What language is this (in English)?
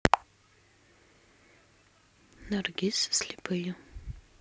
Russian